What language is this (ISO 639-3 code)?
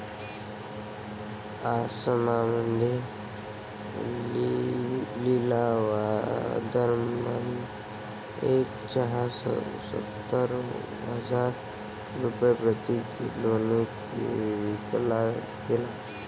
mar